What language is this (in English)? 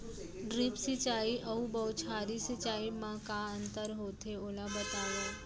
Chhattisgarhi